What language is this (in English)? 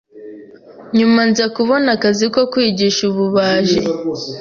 Kinyarwanda